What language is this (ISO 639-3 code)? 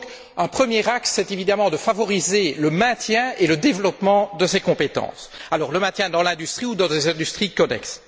fra